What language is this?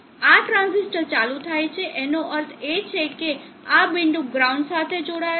Gujarati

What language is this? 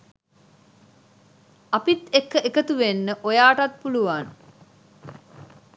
Sinhala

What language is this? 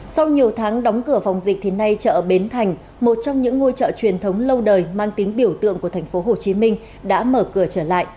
Vietnamese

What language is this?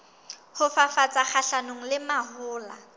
Southern Sotho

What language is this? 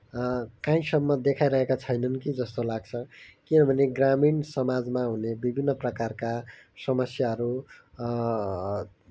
Nepali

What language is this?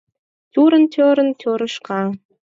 Mari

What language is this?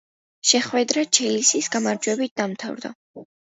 Georgian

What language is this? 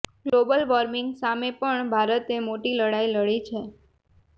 Gujarati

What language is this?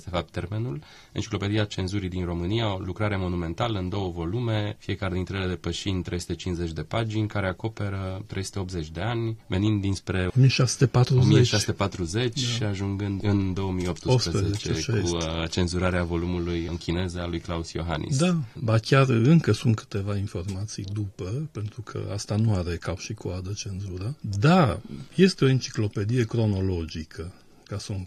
Romanian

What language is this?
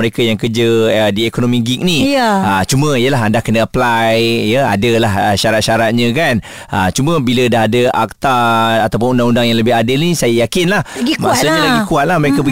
Malay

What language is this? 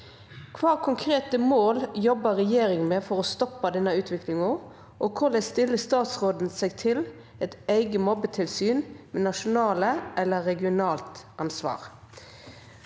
Norwegian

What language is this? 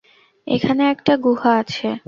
Bangla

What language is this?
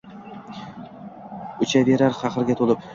Uzbek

